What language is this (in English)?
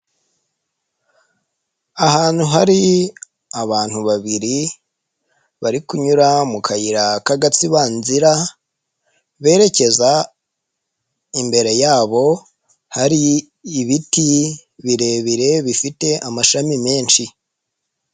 Kinyarwanda